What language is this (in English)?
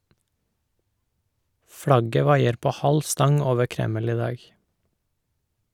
Norwegian